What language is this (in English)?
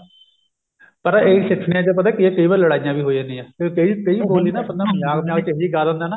Punjabi